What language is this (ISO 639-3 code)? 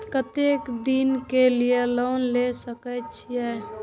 mai